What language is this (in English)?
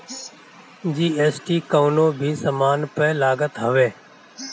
Bhojpuri